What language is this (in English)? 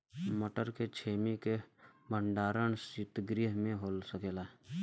Bhojpuri